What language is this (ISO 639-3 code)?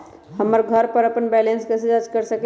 mag